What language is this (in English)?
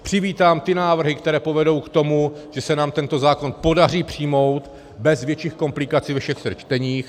Czech